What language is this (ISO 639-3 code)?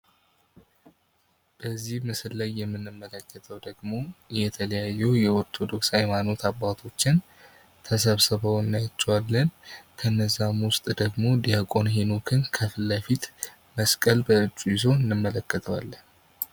amh